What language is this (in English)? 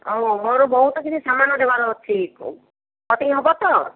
Odia